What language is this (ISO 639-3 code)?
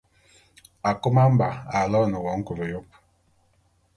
bum